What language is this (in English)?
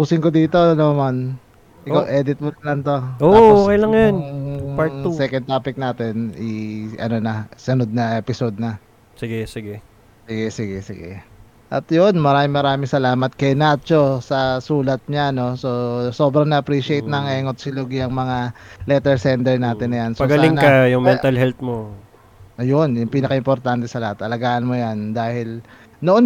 Filipino